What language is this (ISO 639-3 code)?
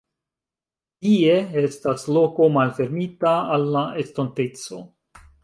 epo